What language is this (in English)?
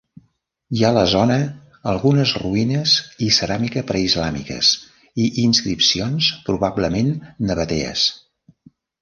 Catalan